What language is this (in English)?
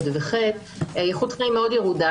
Hebrew